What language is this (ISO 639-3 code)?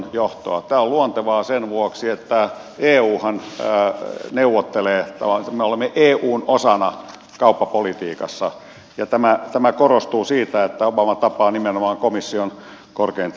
fin